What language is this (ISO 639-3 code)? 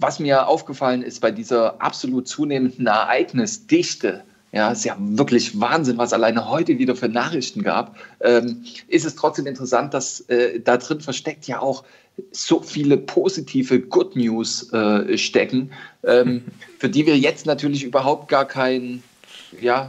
deu